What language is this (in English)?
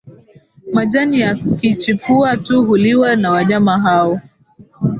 Swahili